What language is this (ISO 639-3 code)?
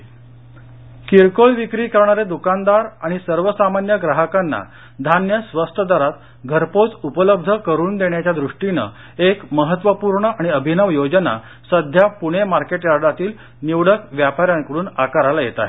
mar